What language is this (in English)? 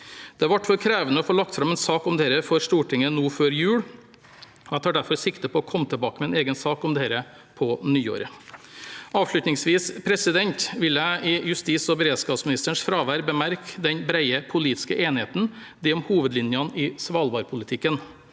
Norwegian